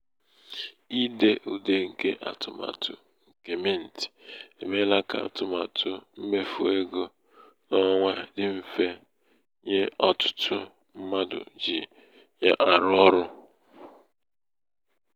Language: Igbo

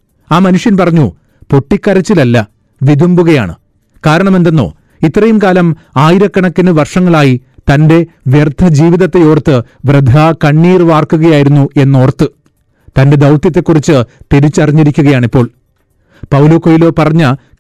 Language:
Malayalam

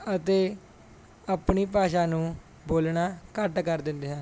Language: Punjabi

